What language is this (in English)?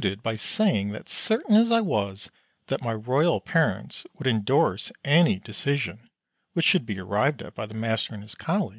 English